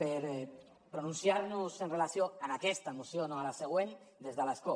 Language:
Catalan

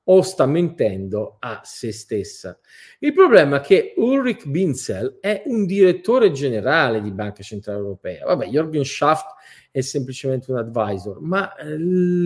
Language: Italian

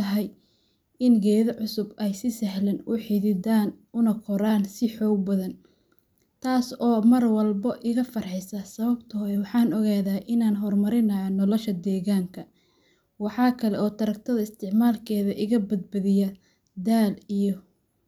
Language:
Somali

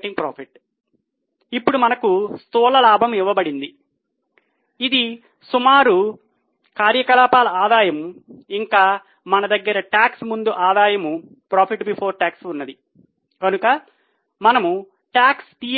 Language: Telugu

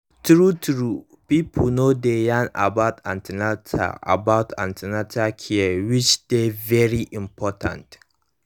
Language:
Nigerian Pidgin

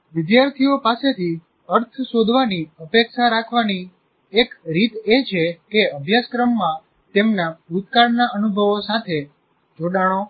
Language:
Gujarati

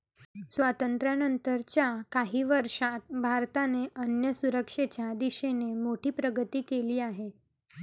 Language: Marathi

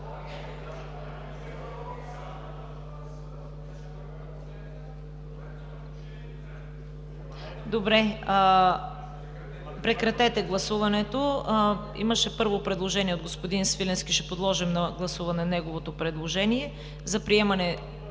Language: Bulgarian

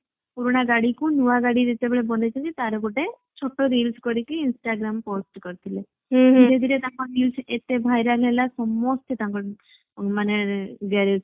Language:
Odia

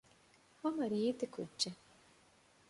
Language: Divehi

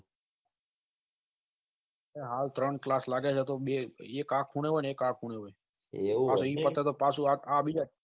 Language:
Gujarati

